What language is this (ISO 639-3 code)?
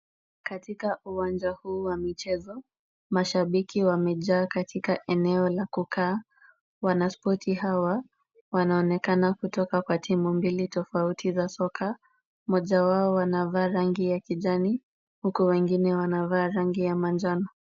swa